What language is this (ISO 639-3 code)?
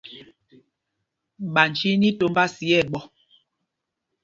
mgg